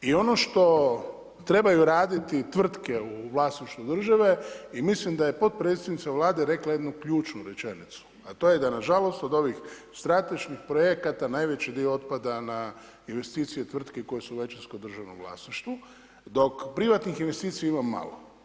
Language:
Croatian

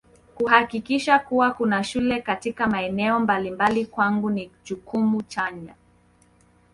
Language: Swahili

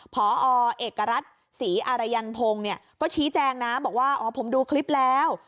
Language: Thai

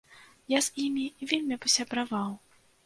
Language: Belarusian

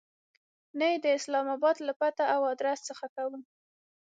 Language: Pashto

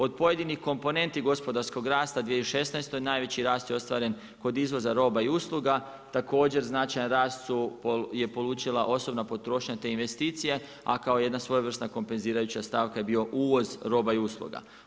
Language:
Croatian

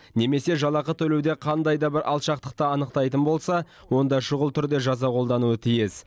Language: Kazakh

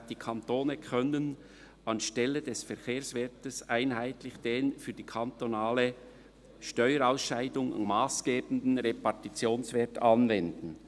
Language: Swiss German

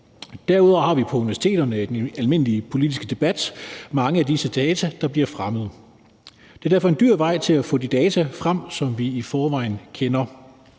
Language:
Danish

